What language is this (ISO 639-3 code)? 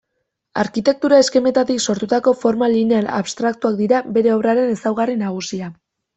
eus